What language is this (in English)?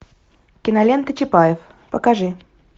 Russian